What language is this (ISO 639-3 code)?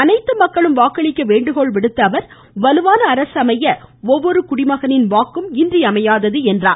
tam